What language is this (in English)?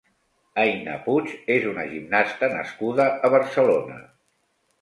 Catalan